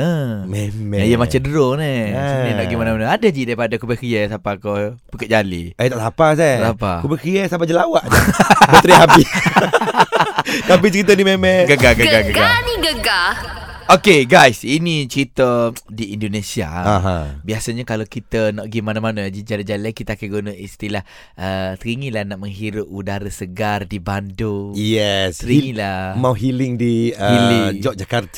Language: Malay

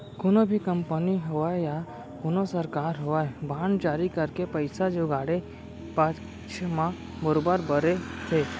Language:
Chhattisgarhi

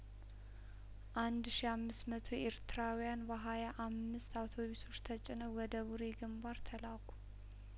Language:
Amharic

